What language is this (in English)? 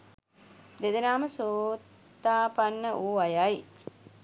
Sinhala